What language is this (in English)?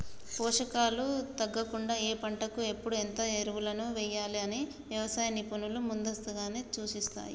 Telugu